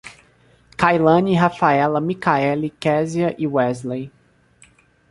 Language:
Portuguese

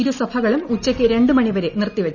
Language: Malayalam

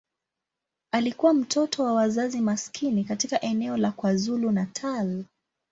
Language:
Swahili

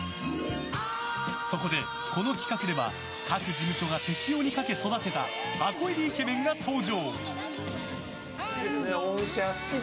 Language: Japanese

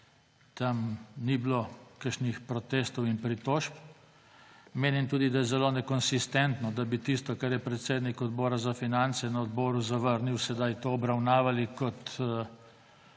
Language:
Slovenian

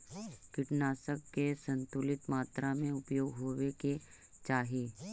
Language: Magahi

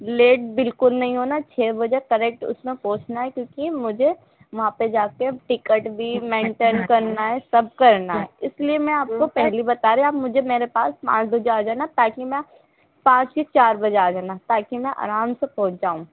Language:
Urdu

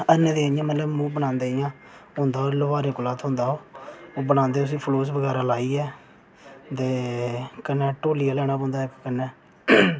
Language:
Dogri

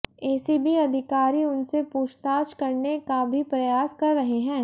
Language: Hindi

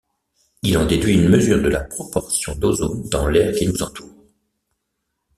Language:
French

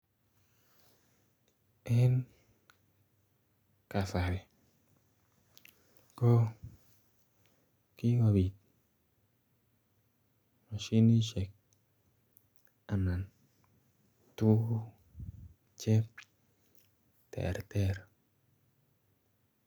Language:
Kalenjin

